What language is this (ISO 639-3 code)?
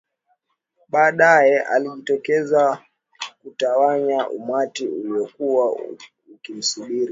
swa